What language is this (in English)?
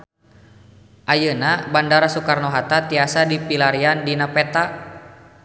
Sundanese